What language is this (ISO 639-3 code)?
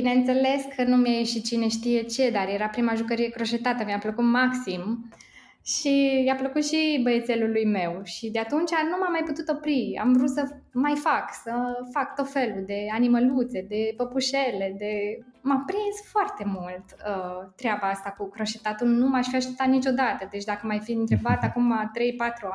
ron